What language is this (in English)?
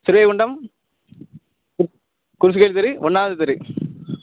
Tamil